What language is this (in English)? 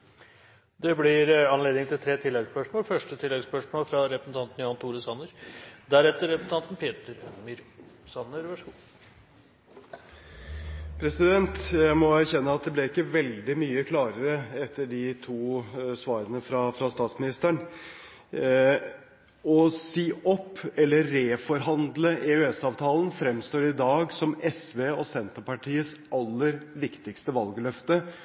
Norwegian Bokmål